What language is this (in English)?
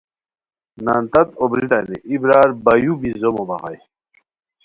Khowar